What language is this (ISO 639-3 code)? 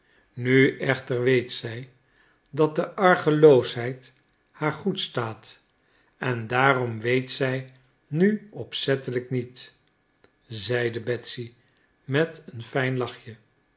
nld